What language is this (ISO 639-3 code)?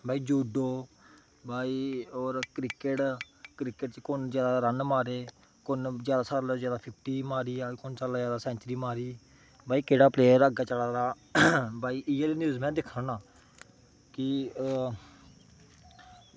doi